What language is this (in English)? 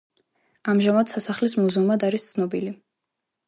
Georgian